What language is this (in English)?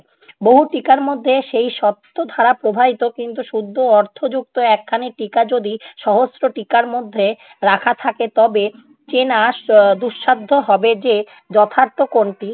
Bangla